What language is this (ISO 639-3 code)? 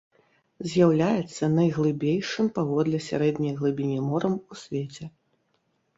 bel